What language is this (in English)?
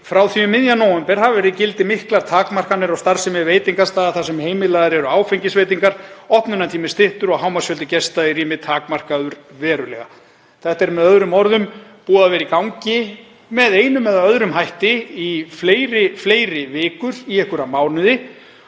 Icelandic